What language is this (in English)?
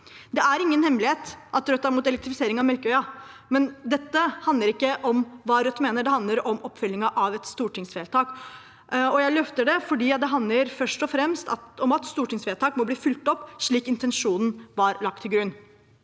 Norwegian